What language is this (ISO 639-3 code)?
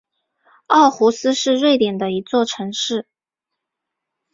zho